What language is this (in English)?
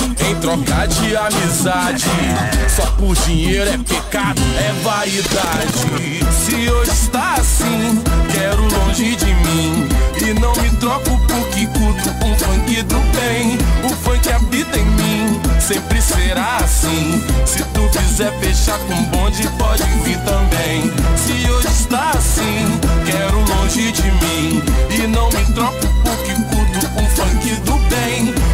Portuguese